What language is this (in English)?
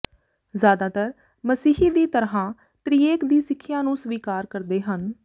Punjabi